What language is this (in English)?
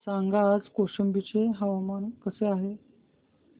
Marathi